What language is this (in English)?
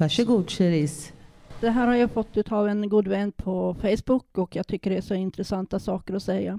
Swedish